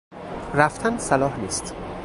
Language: Persian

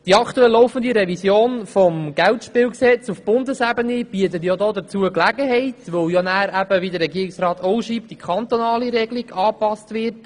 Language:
Swiss German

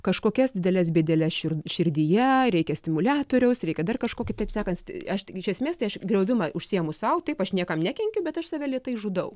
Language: Lithuanian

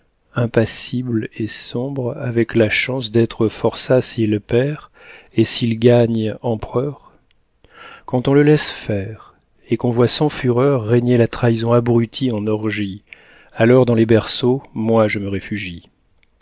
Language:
French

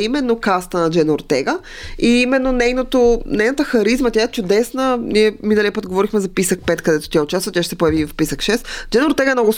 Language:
Bulgarian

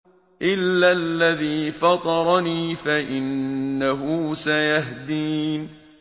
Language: Arabic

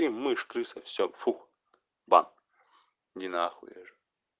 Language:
Russian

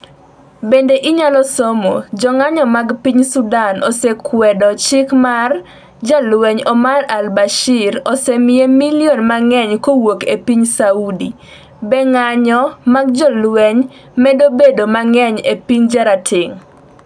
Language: Luo (Kenya and Tanzania)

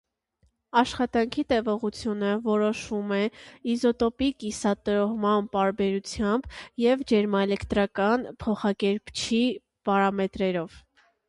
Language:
Armenian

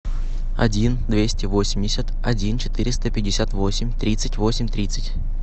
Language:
Russian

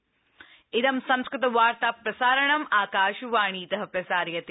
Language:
Sanskrit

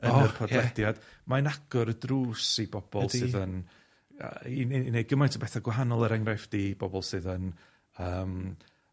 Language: Welsh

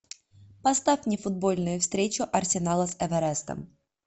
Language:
Russian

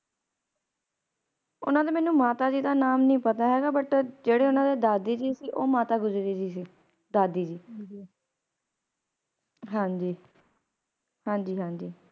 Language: Punjabi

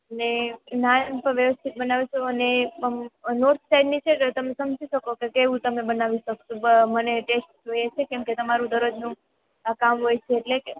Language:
Gujarati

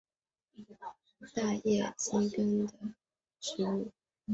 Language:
Chinese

